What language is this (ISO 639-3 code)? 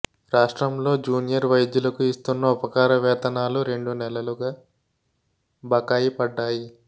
tel